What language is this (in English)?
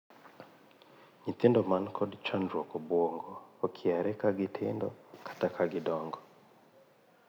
Luo (Kenya and Tanzania)